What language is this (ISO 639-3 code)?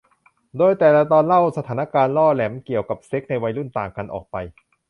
tha